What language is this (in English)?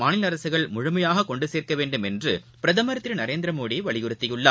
Tamil